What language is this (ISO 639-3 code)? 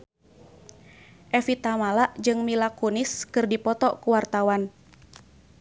sun